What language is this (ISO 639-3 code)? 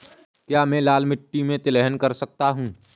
hin